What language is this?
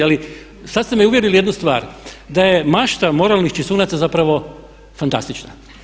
Croatian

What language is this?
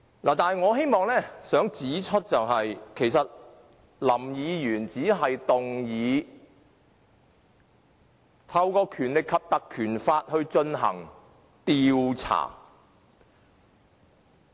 Cantonese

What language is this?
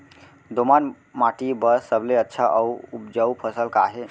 Chhattisgarhi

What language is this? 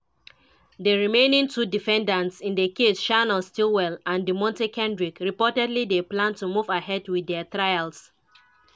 Nigerian Pidgin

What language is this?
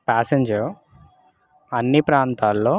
Telugu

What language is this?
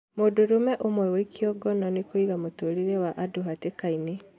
Kikuyu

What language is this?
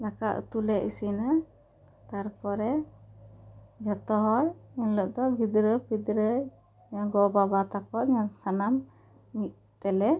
Santali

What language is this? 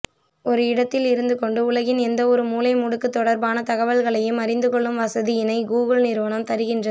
Tamil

